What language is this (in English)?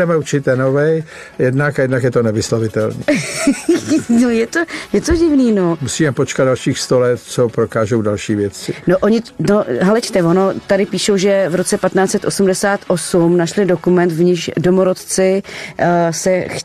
Czech